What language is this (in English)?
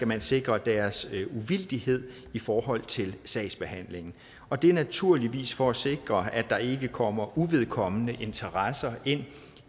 Danish